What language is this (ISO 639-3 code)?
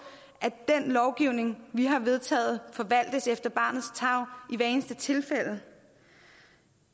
dan